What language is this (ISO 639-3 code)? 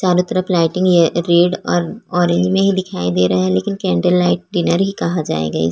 hin